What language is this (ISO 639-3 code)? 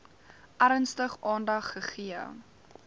afr